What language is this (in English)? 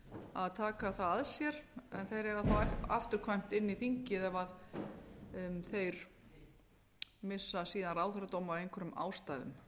Icelandic